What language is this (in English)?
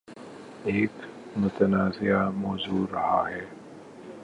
Urdu